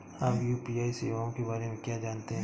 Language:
Hindi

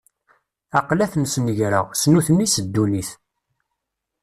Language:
Kabyle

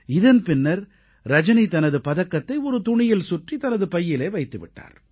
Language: Tamil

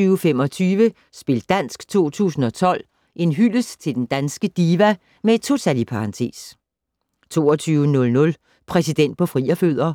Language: Danish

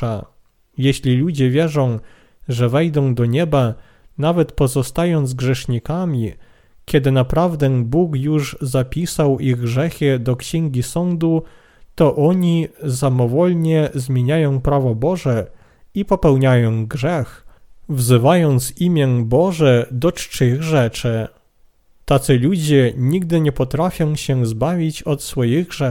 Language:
Polish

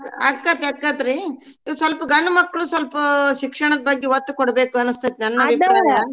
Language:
Kannada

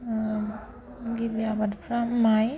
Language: Bodo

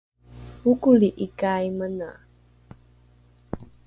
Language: Rukai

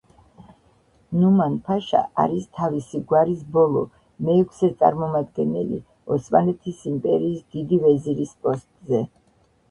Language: Georgian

